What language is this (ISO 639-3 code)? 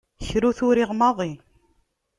kab